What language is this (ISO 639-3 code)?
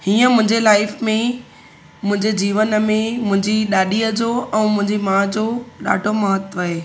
snd